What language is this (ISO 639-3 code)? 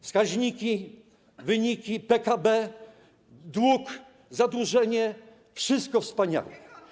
pol